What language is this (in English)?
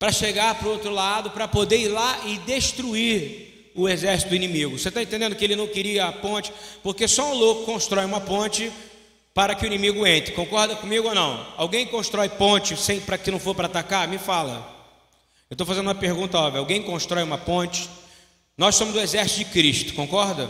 Portuguese